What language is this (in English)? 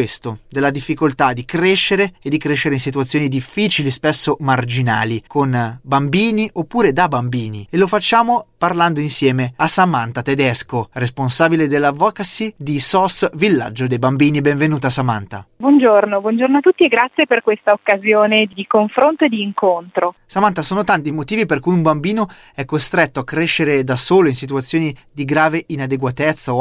Italian